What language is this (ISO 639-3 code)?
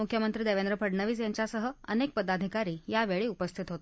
mar